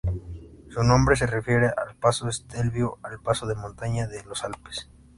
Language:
Spanish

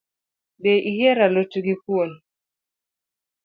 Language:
Luo (Kenya and Tanzania)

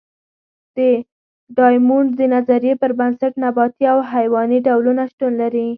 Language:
Pashto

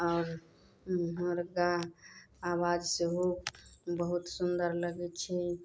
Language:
Maithili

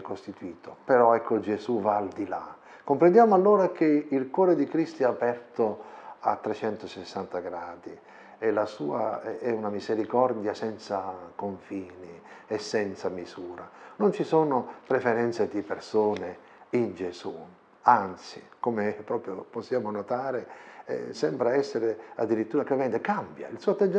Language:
Italian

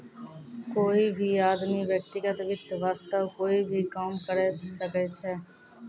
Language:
Maithili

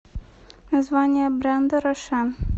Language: Russian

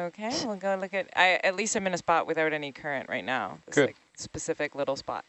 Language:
English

